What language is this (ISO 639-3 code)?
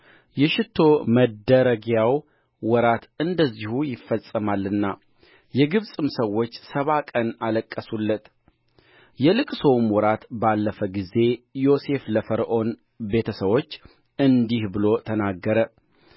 amh